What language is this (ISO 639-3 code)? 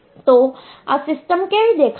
guj